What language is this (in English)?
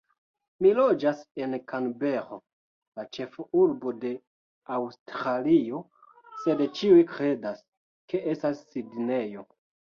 Esperanto